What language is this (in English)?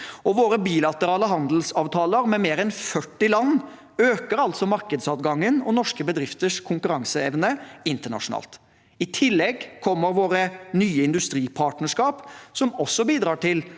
Norwegian